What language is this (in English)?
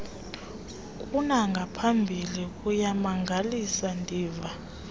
Xhosa